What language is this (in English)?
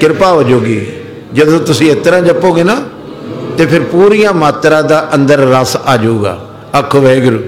Punjabi